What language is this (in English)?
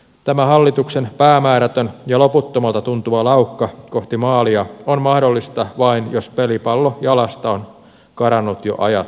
Finnish